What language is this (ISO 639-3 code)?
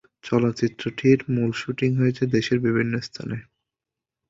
ben